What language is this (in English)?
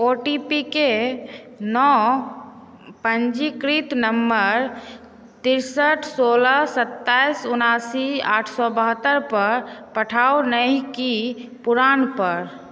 Maithili